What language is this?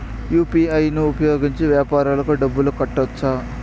Telugu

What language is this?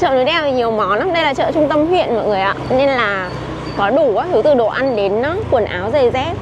Vietnamese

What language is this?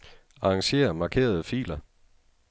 Danish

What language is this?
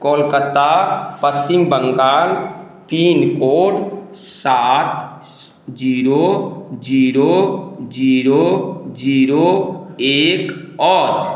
Maithili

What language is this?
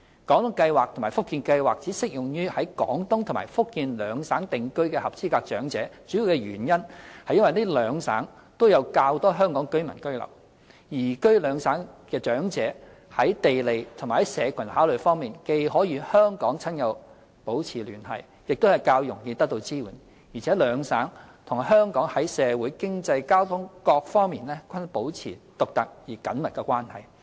Cantonese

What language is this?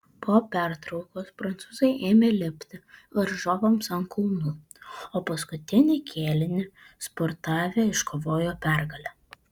Lithuanian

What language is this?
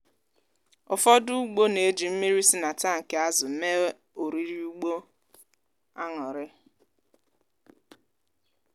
Igbo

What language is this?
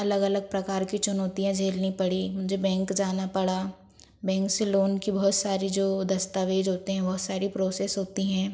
Hindi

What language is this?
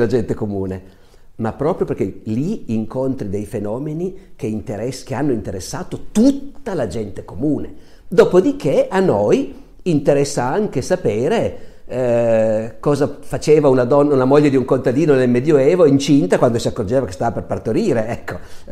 Italian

